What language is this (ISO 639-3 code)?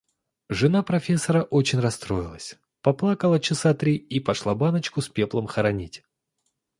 rus